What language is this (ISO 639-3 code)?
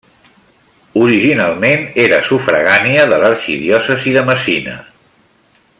cat